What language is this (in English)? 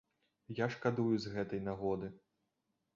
Belarusian